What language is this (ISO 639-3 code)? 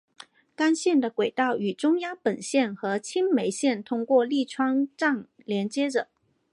zho